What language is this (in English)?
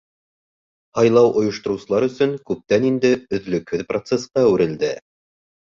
Bashkir